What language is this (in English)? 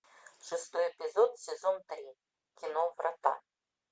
Russian